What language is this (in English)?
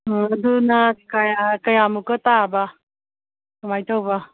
Manipuri